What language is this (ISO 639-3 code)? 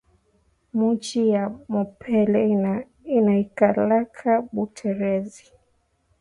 swa